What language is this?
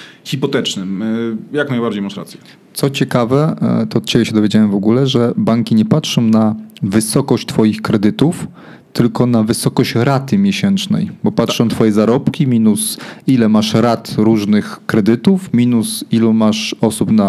Polish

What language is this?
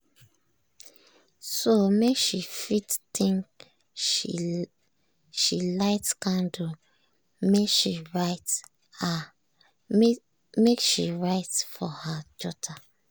Nigerian Pidgin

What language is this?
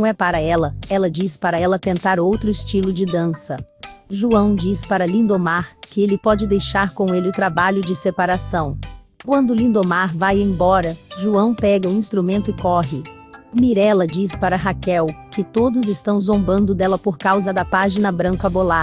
Portuguese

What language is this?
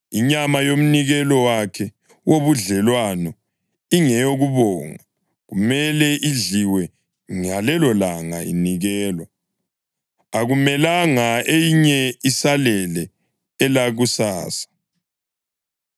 North Ndebele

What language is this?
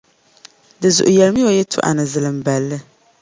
Dagbani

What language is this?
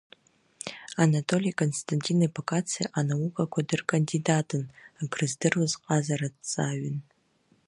Abkhazian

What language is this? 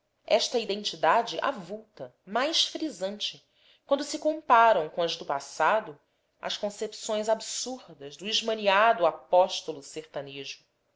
Portuguese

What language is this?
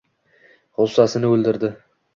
Uzbek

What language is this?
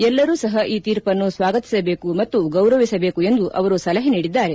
Kannada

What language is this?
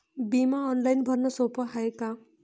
Marathi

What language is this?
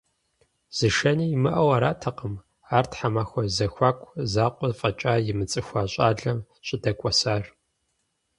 Kabardian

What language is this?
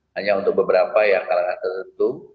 Indonesian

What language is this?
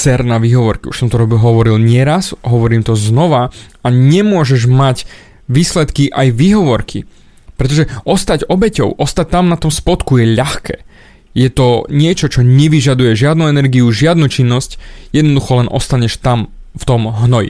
Slovak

